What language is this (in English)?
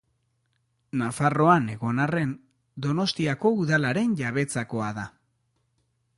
Basque